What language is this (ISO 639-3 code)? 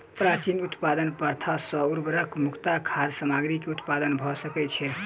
mai